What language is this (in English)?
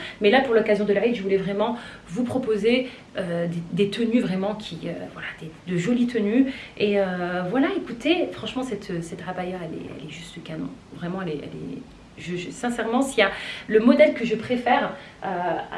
French